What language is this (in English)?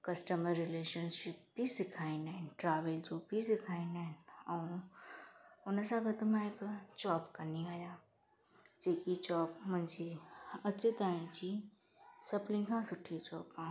Sindhi